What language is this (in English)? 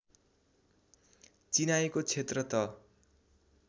Nepali